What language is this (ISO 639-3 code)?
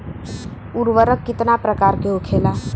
bho